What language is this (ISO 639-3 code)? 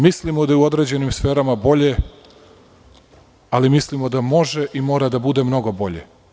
srp